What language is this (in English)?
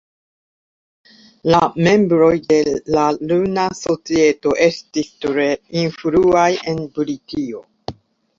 Esperanto